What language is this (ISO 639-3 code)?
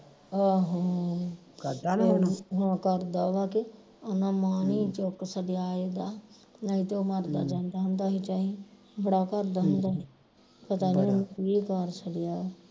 pan